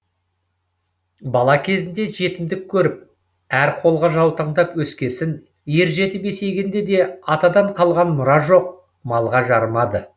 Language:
Kazakh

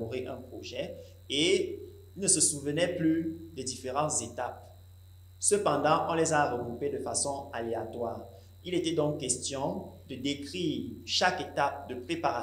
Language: French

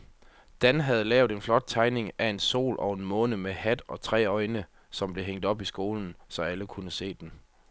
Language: Danish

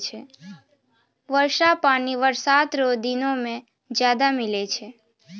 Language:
Maithili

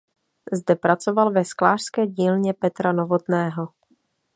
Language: Czech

